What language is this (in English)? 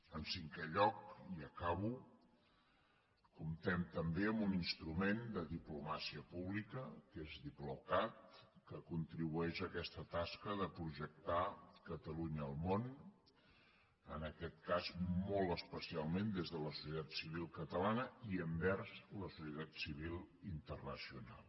Catalan